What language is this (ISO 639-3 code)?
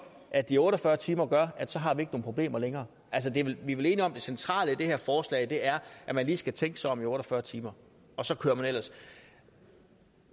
dan